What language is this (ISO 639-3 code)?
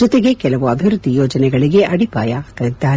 kan